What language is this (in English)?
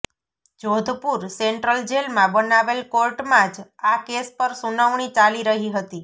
Gujarati